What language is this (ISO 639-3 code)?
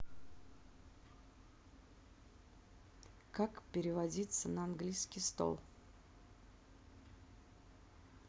rus